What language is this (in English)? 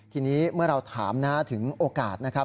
Thai